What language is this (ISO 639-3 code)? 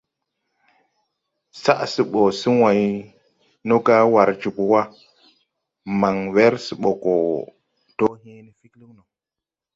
tui